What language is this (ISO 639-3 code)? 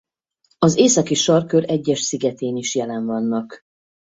hun